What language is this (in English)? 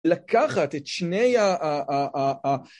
Hebrew